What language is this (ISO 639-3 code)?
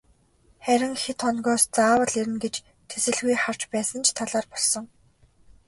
mon